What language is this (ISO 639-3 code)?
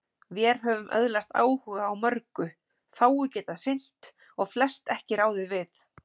isl